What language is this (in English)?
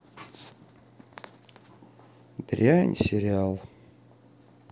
Russian